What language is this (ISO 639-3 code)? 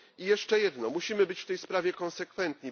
pol